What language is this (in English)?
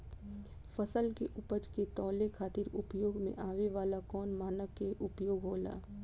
Bhojpuri